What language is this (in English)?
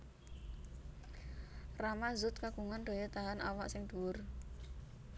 Javanese